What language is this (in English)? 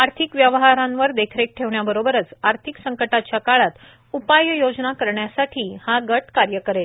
Marathi